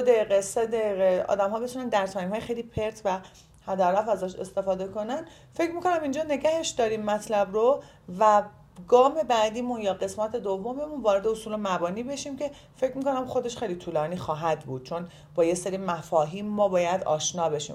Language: Persian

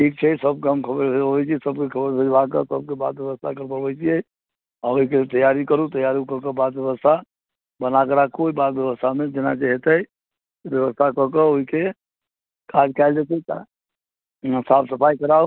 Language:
Maithili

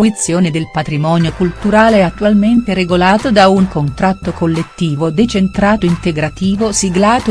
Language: Italian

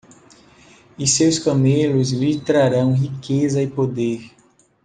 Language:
Portuguese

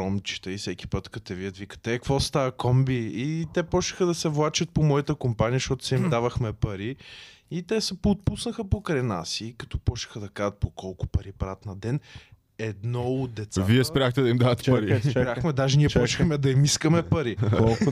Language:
Bulgarian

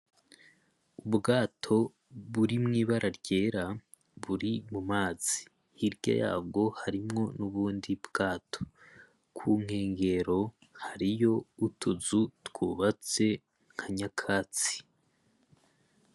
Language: Rundi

